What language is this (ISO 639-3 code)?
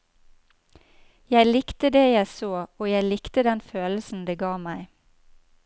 nor